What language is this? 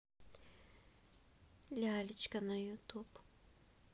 Russian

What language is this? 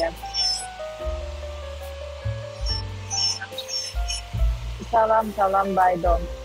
Turkish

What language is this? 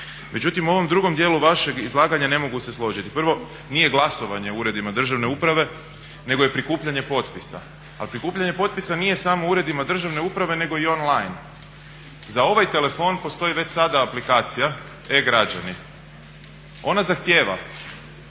Croatian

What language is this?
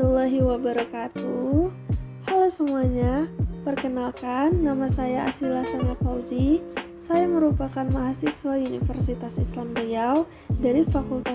Indonesian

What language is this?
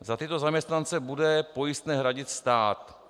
Czech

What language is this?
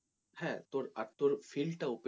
Bangla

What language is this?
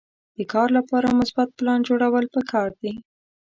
Pashto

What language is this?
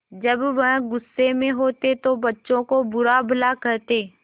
Hindi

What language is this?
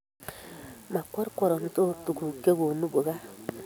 Kalenjin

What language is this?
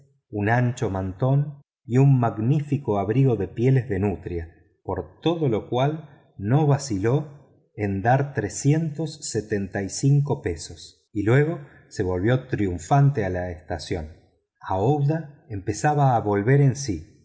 Spanish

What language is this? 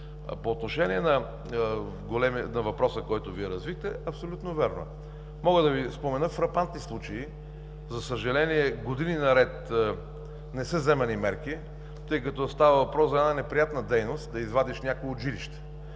Bulgarian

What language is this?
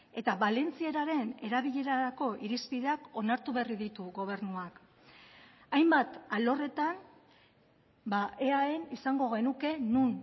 Basque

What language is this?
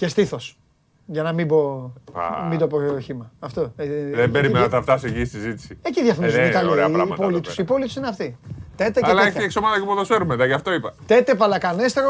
Greek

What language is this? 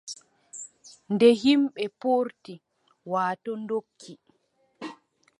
Adamawa Fulfulde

